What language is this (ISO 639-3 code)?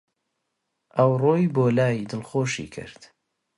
ckb